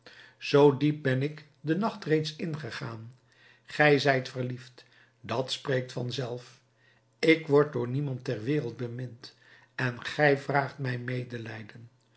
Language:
Dutch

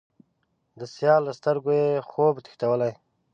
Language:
Pashto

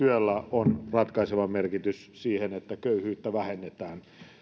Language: Finnish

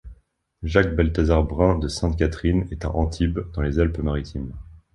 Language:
French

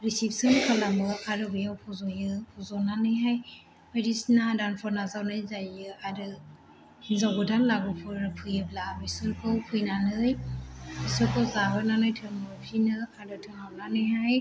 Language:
Bodo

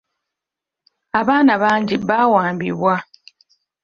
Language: Ganda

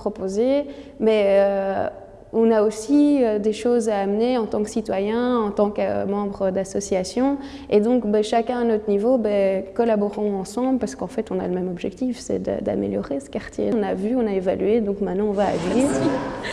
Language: French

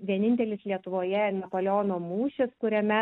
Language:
Lithuanian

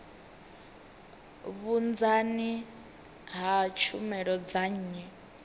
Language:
Venda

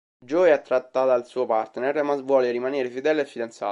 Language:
Italian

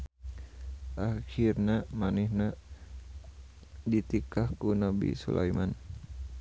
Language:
Sundanese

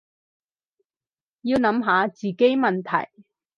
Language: Cantonese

